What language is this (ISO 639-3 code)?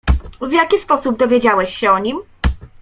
pol